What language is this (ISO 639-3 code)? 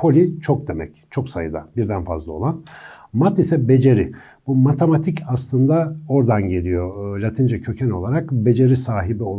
tur